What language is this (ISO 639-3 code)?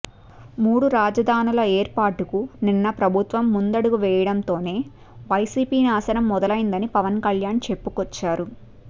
tel